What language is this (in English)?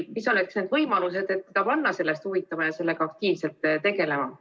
Estonian